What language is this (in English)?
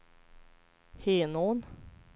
Swedish